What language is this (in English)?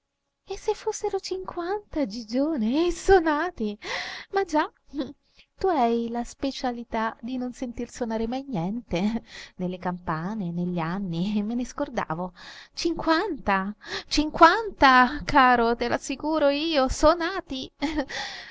Italian